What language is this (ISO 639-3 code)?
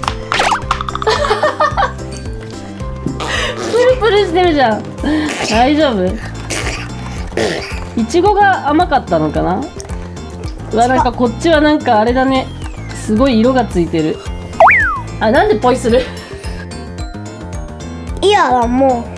jpn